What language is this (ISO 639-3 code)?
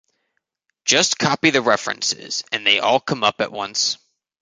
eng